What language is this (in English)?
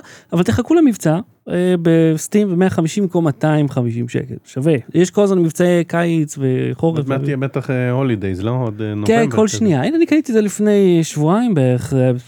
Hebrew